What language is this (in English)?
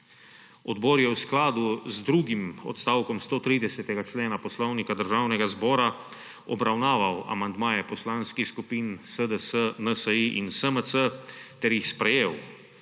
Slovenian